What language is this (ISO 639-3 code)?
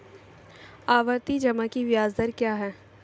hin